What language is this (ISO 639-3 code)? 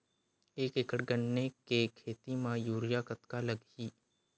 hne